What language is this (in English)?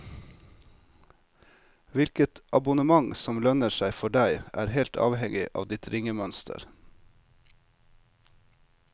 Norwegian